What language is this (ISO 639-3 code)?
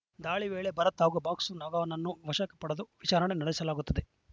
kan